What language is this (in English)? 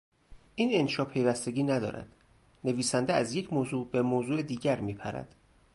Persian